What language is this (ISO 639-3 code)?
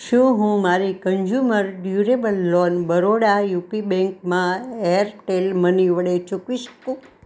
guj